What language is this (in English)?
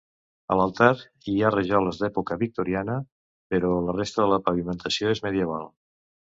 Catalan